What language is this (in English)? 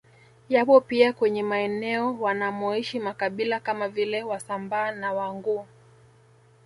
Swahili